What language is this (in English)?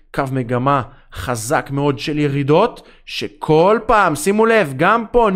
Hebrew